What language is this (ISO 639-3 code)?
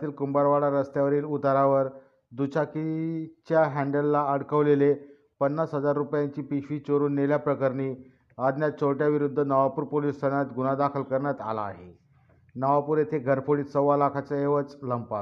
mar